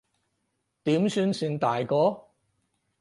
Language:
Cantonese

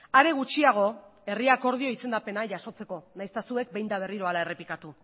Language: Basque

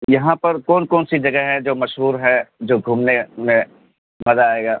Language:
Urdu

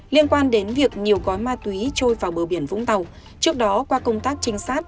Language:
Vietnamese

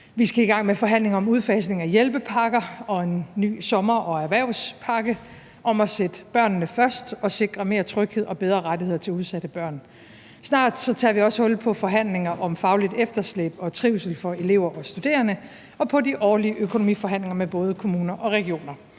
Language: Danish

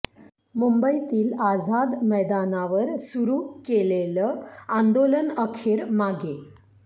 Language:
Marathi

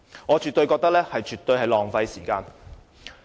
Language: Cantonese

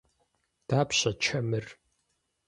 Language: Kabardian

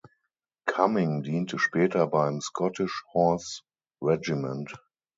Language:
German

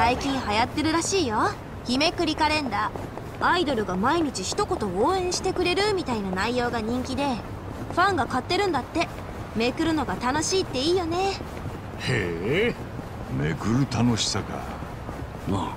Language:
Japanese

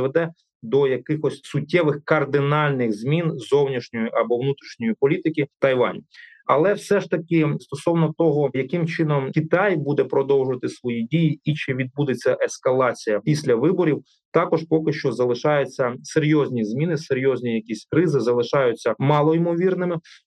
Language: Ukrainian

